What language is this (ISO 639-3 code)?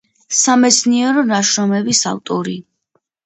kat